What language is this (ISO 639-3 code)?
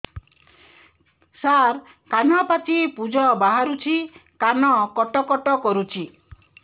ori